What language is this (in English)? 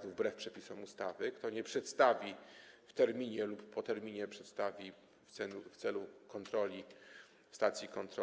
Polish